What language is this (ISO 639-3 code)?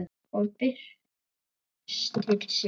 isl